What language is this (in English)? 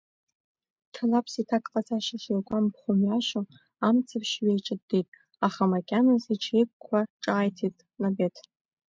Abkhazian